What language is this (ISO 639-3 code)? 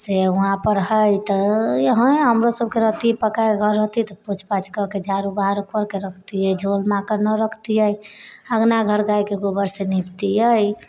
mai